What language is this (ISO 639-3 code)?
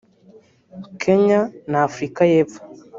kin